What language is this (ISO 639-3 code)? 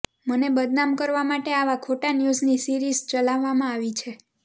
guj